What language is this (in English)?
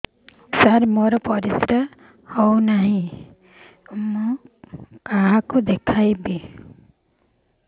Odia